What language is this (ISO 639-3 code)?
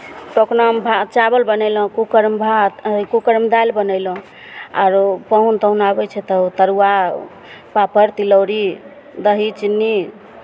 mai